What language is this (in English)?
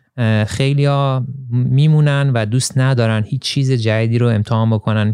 Persian